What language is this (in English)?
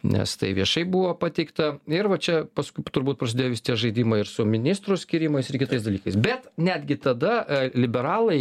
Lithuanian